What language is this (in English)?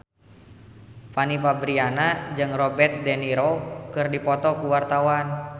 Sundanese